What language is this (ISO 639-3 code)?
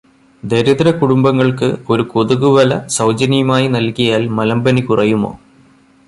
mal